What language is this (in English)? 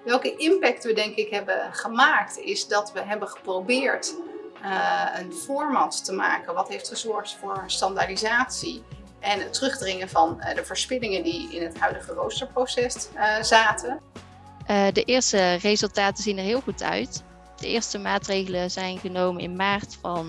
Dutch